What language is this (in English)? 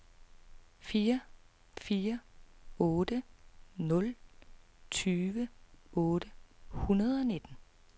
Danish